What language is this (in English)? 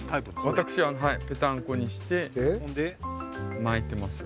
Japanese